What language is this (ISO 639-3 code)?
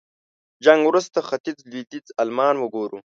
pus